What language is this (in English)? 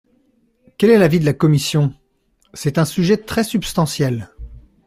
French